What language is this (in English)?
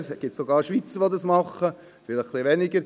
Swiss German